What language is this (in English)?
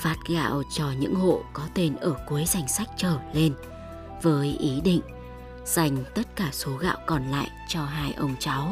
Vietnamese